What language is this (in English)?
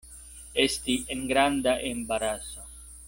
Esperanto